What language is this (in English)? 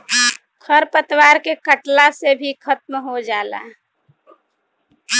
Bhojpuri